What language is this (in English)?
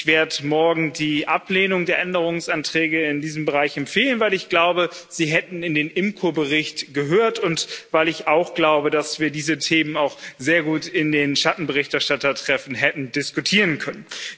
German